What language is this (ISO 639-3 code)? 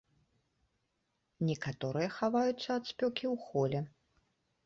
bel